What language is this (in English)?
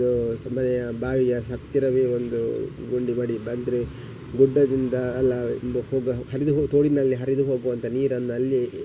Kannada